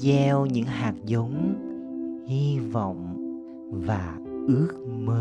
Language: Vietnamese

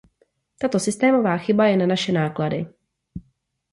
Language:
Czech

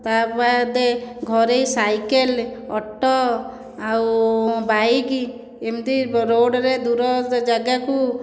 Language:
Odia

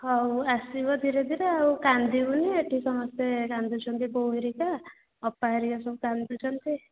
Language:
Odia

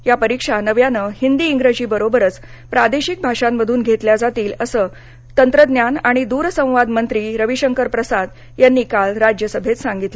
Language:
Marathi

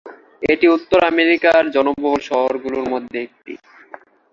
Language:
Bangla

